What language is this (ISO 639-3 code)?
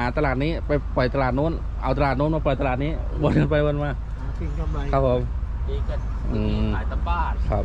tha